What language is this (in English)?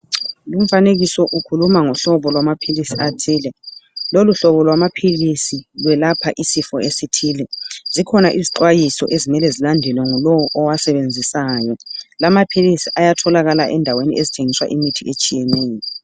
North Ndebele